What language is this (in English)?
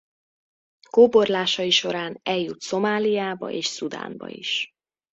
Hungarian